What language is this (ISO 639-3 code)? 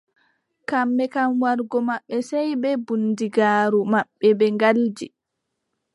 fub